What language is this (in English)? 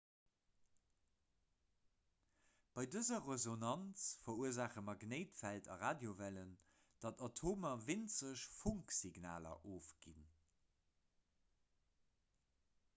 Luxembourgish